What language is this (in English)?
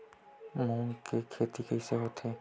Chhattisgarhi